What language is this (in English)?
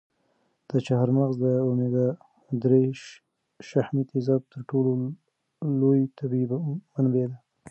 Pashto